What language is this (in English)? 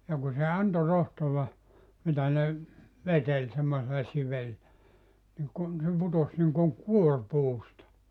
Finnish